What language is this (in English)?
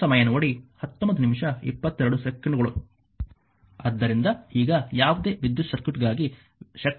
Kannada